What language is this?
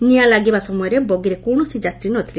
Odia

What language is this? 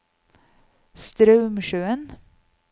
Norwegian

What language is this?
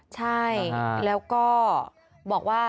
Thai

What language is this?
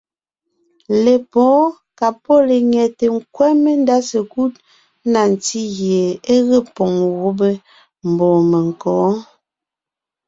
Ngiemboon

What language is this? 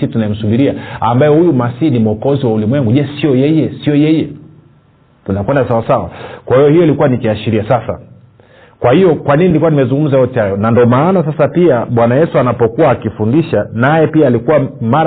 Swahili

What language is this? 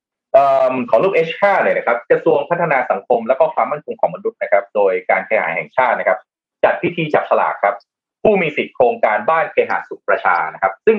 Thai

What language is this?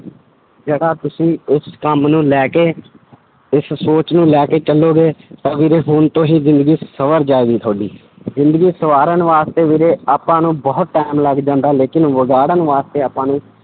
Punjabi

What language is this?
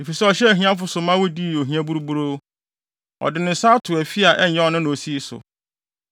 Akan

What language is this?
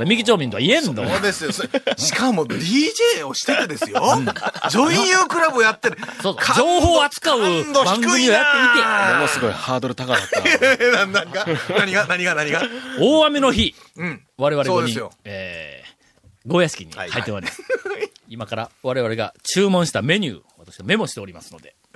Japanese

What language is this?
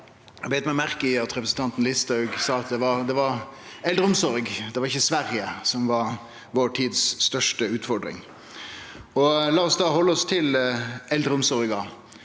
Norwegian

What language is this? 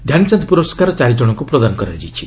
Odia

